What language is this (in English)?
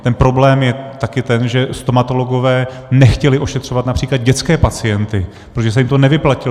Czech